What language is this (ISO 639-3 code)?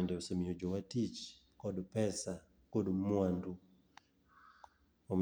luo